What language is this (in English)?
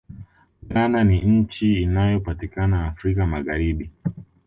Swahili